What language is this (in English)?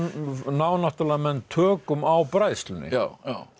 Icelandic